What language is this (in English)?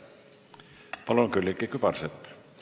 Estonian